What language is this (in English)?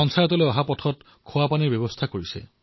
Assamese